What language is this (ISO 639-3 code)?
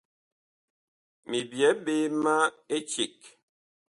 bkh